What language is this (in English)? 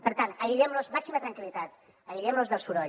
Catalan